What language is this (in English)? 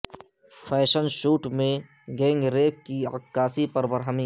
Urdu